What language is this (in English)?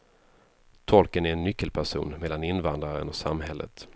Swedish